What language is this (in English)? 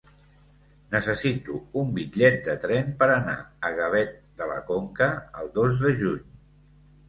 Catalan